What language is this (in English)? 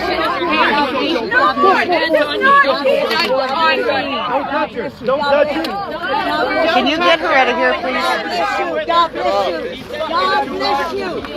English